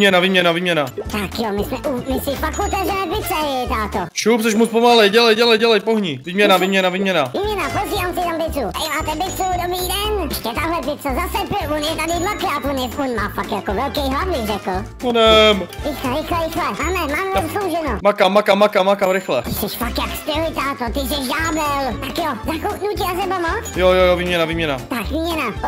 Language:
Czech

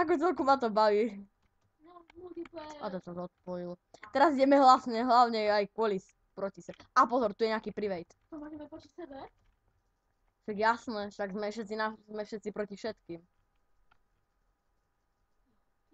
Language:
Slovak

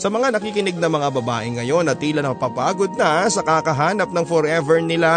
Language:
Filipino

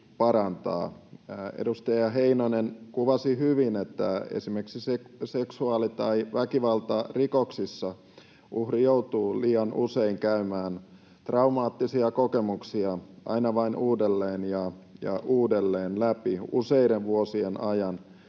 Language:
Finnish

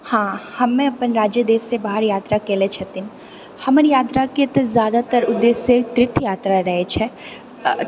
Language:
Maithili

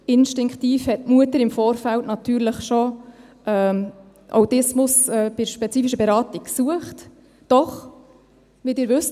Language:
Swiss German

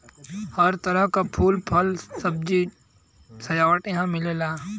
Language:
Bhojpuri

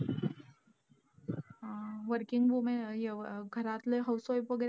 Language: Marathi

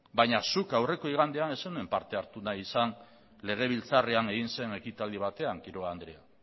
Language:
Basque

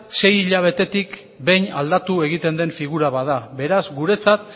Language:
Basque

